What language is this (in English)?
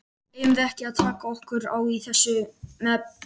Icelandic